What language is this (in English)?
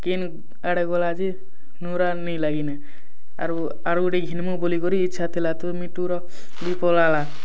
Odia